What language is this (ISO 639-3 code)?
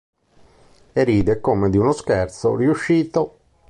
ita